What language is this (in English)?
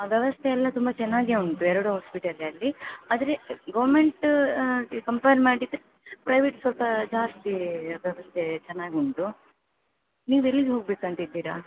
Kannada